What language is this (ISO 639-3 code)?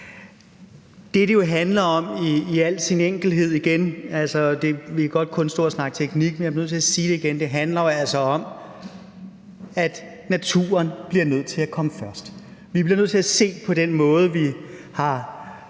dan